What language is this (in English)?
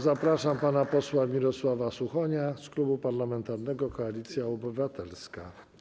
Polish